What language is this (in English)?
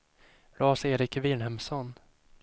Swedish